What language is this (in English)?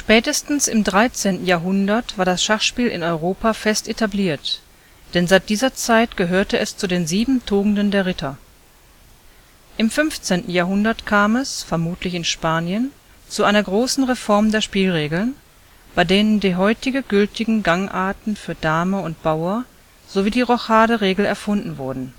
German